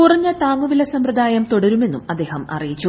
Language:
Malayalam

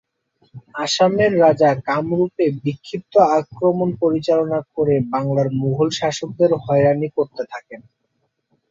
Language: Bangla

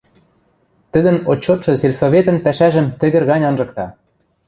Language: Western Mari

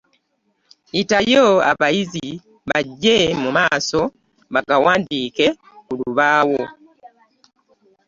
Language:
Ganda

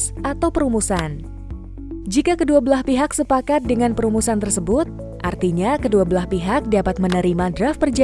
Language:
Indonesian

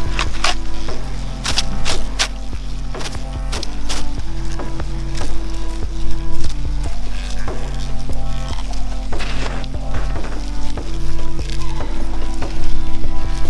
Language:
French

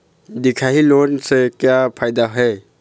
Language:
Chhattisgarhi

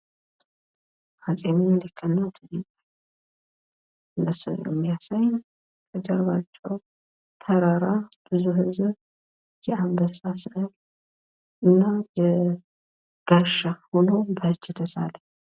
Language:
Amharic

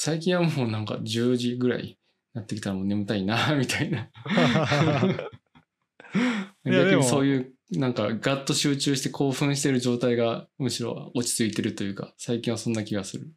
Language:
Japanese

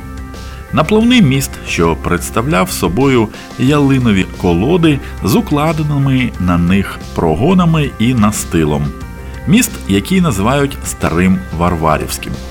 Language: Ukrainian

